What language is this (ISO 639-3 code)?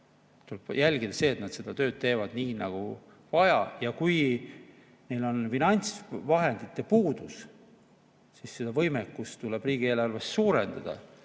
est